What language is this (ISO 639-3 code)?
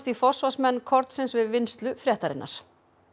isl